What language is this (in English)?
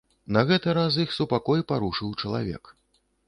Belarusian